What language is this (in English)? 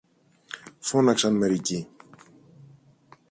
Greek